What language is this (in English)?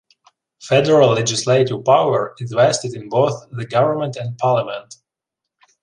English